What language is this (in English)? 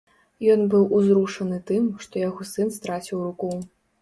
Belarusian